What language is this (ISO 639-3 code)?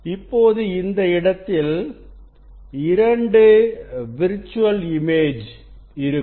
tam